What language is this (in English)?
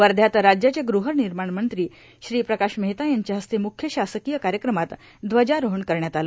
Marathi